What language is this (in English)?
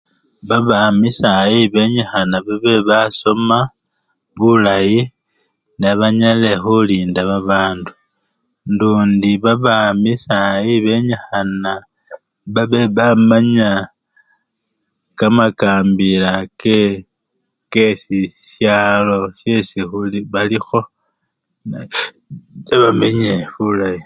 Luyia